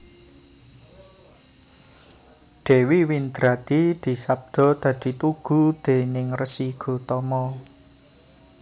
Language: Javanese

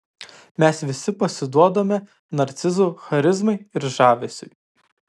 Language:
Lithuanian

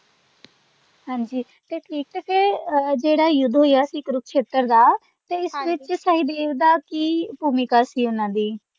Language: Punjabi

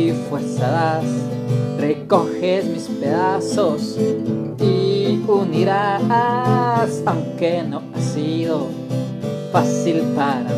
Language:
Spanish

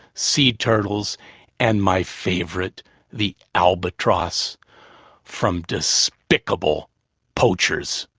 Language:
English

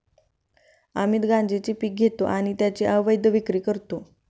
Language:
Marathi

